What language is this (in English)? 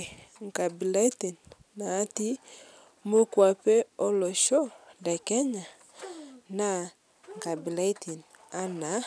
Masai